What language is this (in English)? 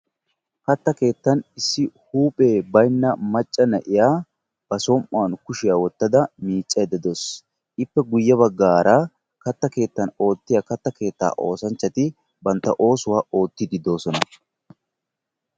Wolaytta